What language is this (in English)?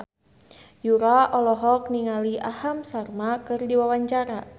Sundanese